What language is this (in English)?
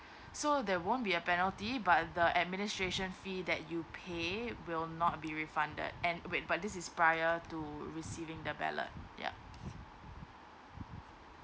English